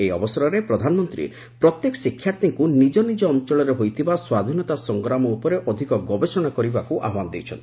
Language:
Odia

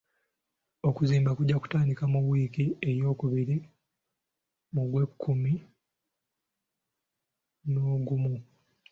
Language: Ganda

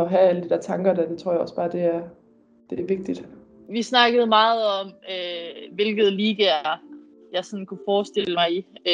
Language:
Danish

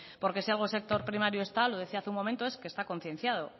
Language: Spanish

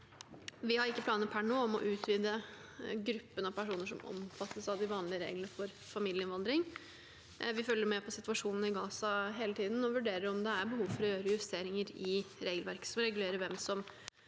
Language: Norwegian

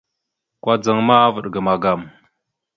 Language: Mada (Cameroon)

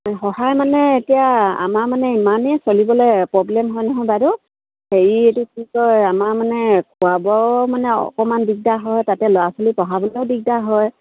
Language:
Assamese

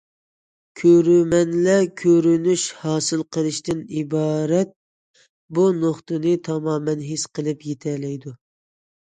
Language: Uyghur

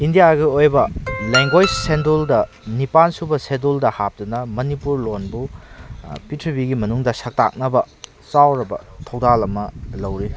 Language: Manipuri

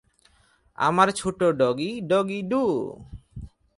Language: Bangla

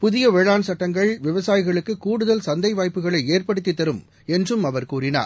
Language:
Tamil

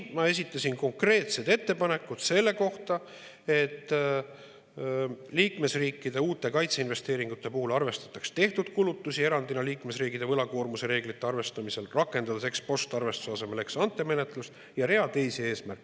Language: Estonian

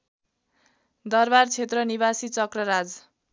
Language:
Nepali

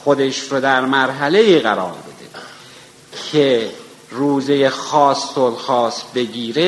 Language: Persian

